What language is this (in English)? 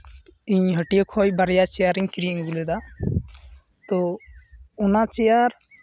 Santali